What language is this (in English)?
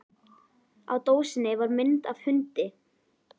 Icelandic